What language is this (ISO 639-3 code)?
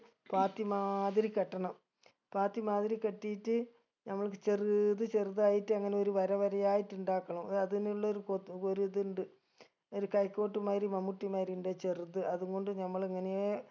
mal